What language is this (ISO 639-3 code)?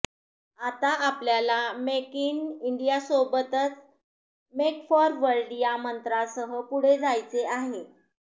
mar